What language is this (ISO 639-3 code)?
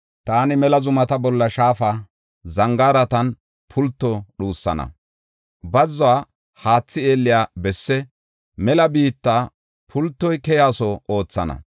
gof